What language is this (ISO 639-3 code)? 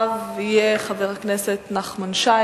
heb